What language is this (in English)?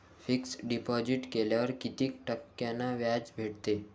Marathi